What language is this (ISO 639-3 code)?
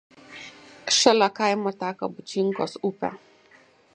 lit